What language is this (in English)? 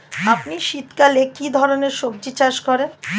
Bangla